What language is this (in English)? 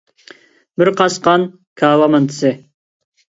Uyghur